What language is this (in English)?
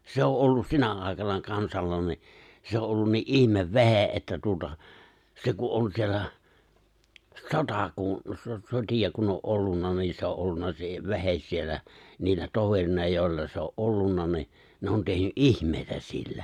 Finnish